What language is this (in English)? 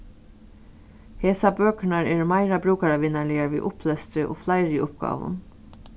Faroese